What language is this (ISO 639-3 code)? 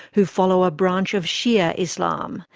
eng